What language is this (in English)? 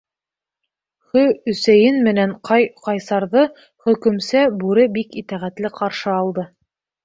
Bashkir